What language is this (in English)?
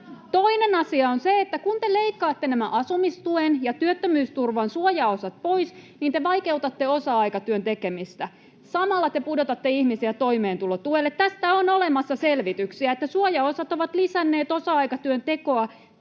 Finnish